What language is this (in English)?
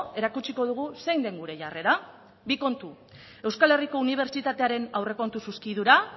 Basque